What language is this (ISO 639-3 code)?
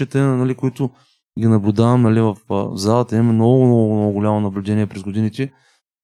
bul